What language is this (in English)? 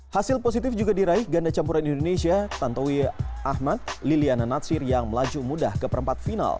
Indonesian